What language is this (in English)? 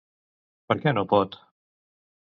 Catalan